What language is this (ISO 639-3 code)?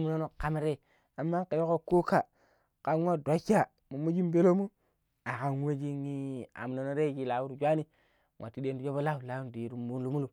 pip